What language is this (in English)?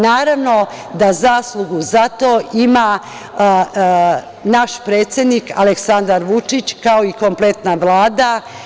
Serbian